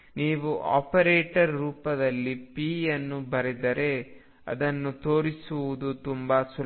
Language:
Kannada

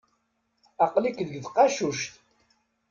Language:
Kabyle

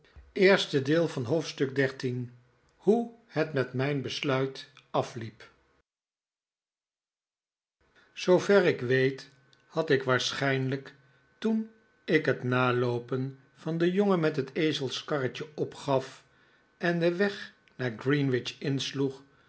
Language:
Dutch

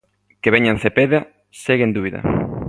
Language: Galician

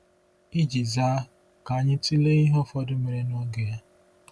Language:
Igbo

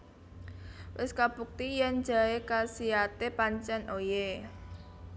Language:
Javanese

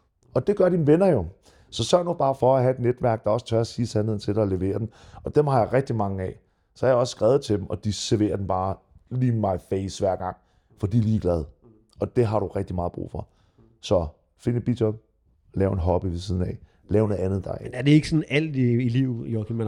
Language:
Danish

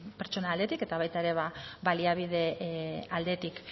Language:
Basque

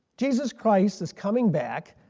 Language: English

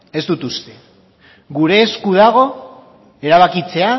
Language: Basque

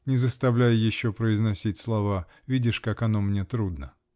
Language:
Russian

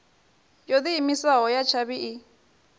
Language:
Venda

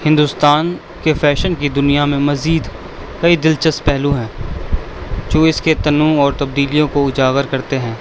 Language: Urdu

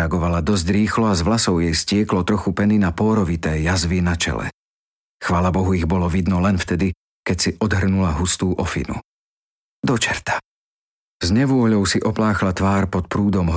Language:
Slovak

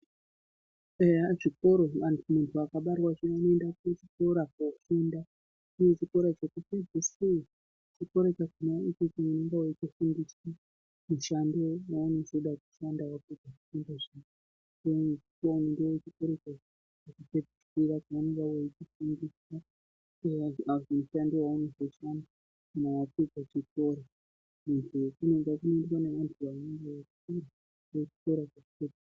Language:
Ndau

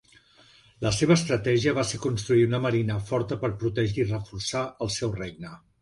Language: Catalan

